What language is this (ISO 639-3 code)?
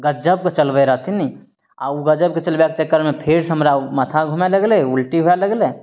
mai